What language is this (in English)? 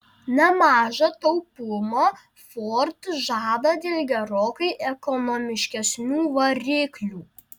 Lithuanian